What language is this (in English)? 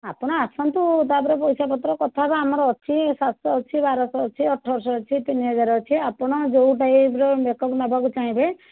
Odia